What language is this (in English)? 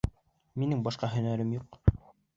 Bashkir